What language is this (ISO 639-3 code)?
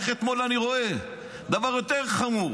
heb